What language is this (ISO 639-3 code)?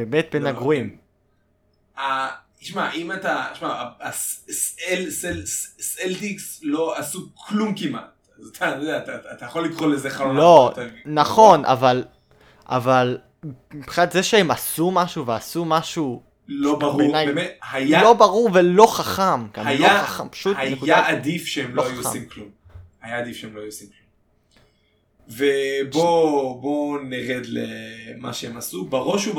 heb